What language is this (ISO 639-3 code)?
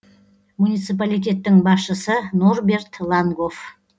kaz